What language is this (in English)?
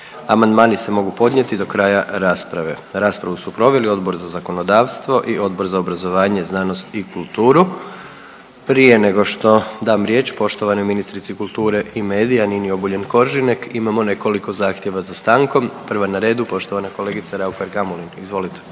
Croatian